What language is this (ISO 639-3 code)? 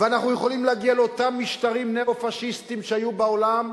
heb